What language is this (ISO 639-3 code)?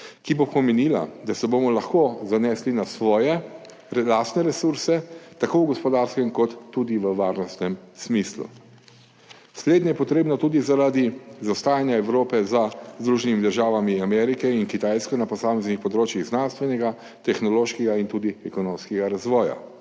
slv